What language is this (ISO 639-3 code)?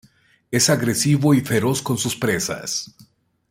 spa